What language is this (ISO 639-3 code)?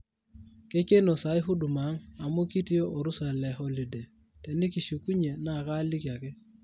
mas